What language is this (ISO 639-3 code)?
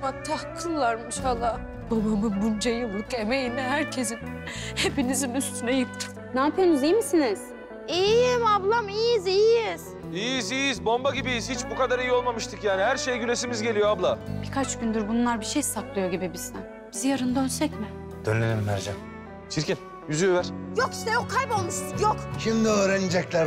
tur